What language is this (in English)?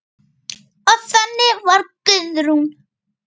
Icelandic